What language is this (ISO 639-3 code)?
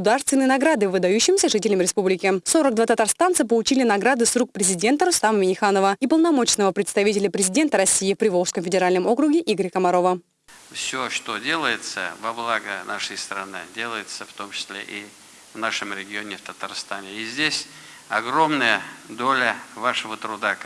rus